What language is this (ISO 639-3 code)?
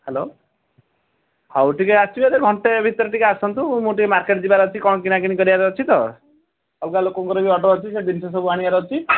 ori